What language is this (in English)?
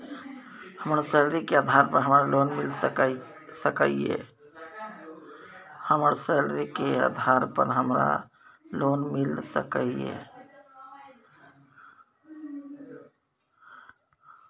Maithili